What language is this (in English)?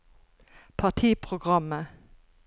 Norwegian